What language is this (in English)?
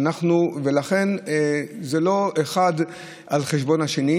Hebrew